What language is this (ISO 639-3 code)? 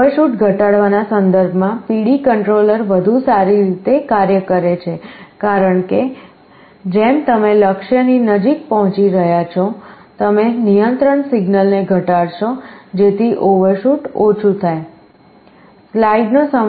guj